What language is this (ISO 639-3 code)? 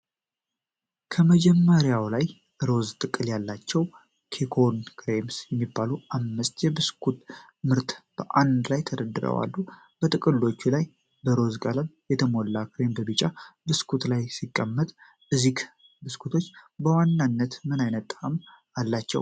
amh